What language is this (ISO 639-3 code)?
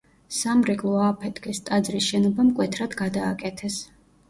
kat